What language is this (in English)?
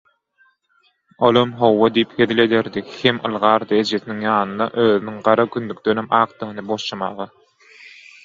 Turkmen